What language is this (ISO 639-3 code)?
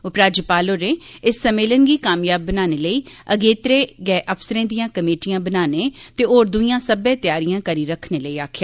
doi